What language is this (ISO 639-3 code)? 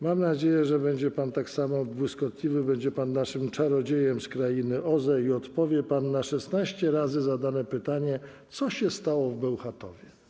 pol